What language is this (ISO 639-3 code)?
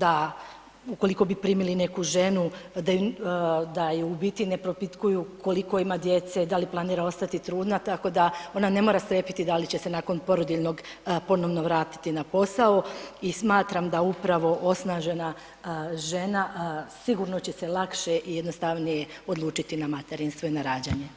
hrv